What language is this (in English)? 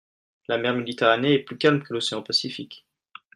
French